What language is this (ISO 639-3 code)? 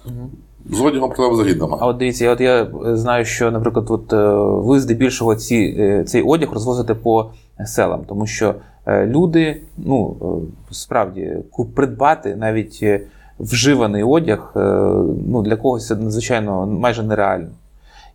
ukr